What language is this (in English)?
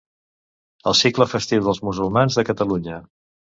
Catalan